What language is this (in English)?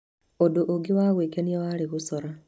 Kikuyu